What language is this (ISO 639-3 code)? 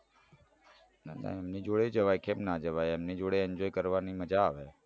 guj